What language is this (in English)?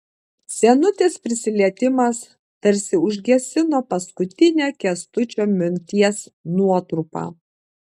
Lithuanian